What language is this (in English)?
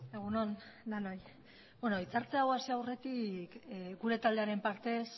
Basque